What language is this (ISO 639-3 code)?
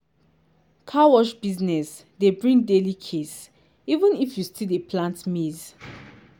pcm